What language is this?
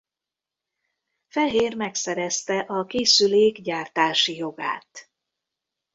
Hungarian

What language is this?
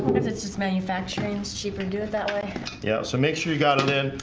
English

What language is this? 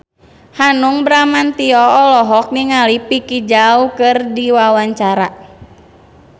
Sundanese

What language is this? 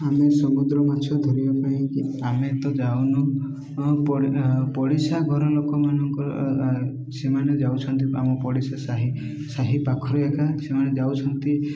Odia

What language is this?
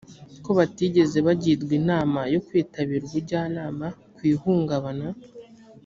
Kinyarwanda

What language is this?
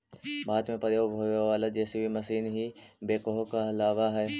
Magahi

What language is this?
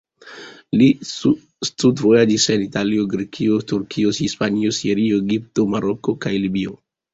Esperanto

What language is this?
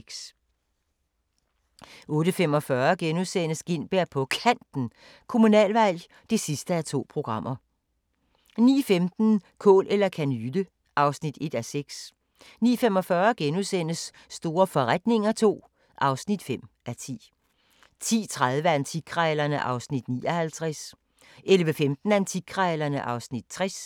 Danish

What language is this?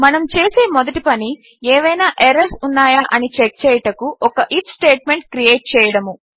Telugu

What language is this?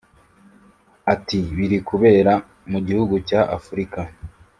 Kinyarwanda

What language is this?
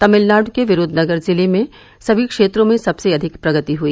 Hindi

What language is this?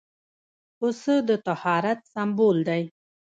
Pashto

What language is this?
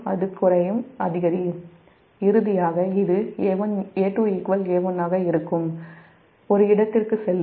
Tamil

